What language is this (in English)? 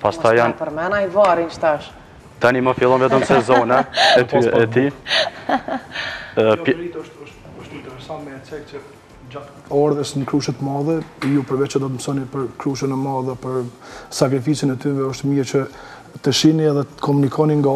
Romanian